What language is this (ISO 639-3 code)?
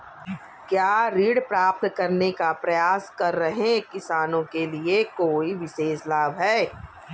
hin